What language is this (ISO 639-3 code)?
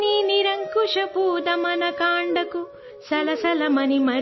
urd